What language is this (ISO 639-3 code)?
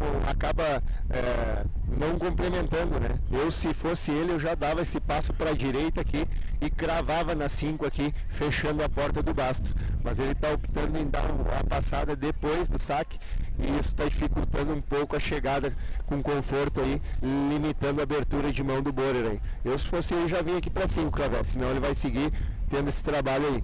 por